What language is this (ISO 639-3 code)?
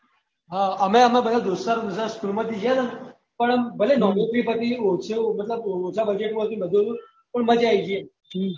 guj